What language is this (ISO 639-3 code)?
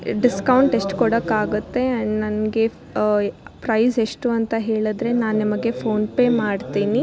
kan